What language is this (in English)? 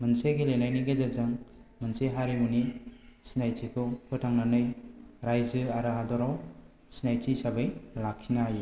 Bodo